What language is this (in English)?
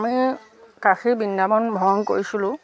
Assamese